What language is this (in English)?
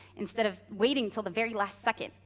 English